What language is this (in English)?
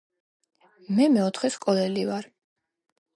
Georgian